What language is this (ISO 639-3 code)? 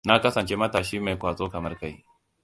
hau